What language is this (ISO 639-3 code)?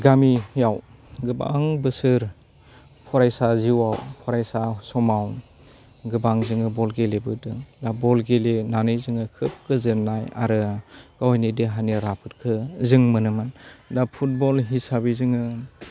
brx